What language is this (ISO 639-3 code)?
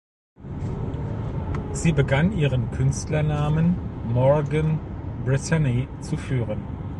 deu